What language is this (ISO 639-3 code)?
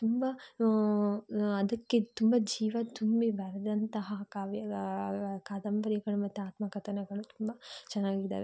kan